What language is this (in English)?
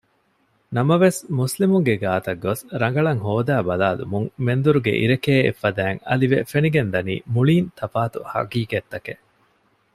Divehi